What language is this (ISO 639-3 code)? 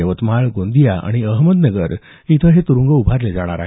mar